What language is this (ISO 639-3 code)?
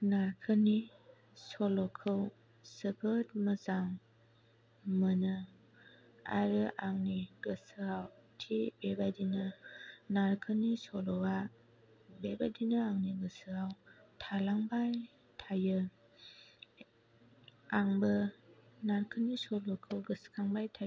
brx